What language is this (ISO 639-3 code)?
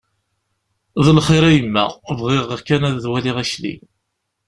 kab